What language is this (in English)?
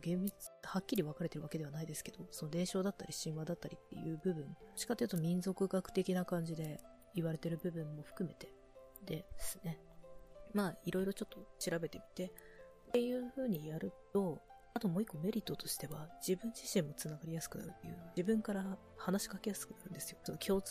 Japanese